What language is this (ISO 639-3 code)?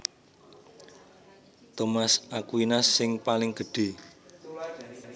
jav